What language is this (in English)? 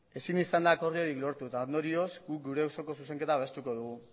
Basque